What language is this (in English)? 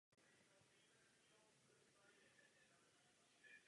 Czech